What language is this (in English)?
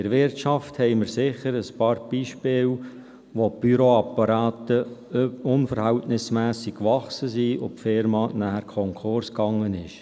Swiss German